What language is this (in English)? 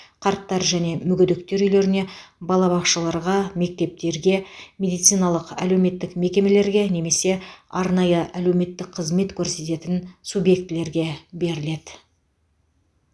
Kazakh